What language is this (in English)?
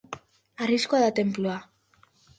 Basque